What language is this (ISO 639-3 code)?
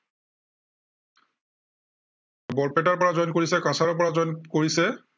asm